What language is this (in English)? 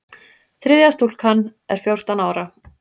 Icelandic